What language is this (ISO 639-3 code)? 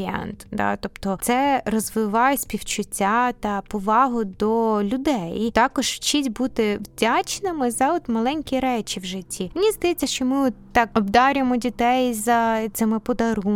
ukr